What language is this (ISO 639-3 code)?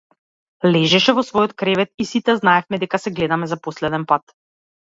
mkd